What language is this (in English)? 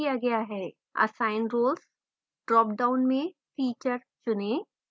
Hindi